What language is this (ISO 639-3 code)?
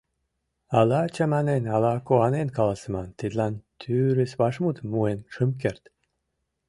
chm